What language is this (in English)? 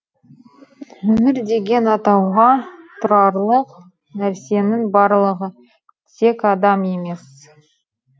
Kazakh